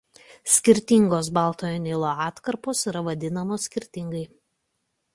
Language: Lithuanian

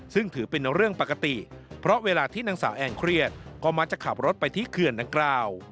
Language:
Thai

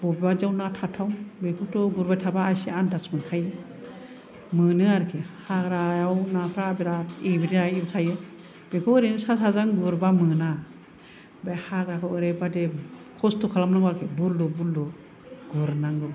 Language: Bodo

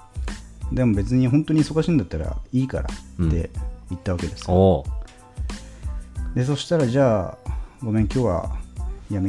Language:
Japanese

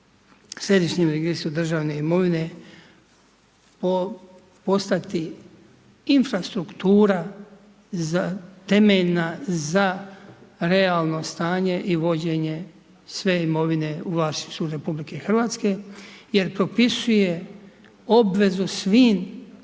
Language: Croatian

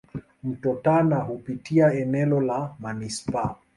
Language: Swahili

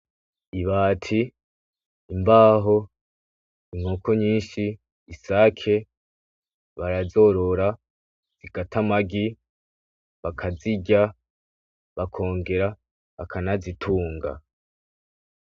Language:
Rundi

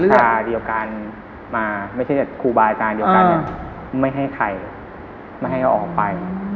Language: Thai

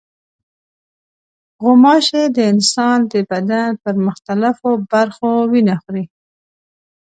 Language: Pashto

